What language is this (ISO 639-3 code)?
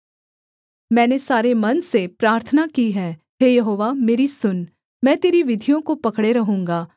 hin